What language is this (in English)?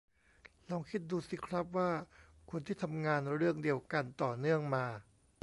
Thai